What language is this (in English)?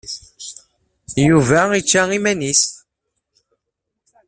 Kabyle